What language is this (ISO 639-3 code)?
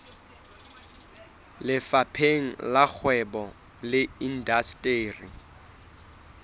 sot